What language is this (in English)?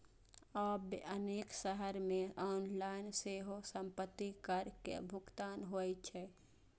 Maithili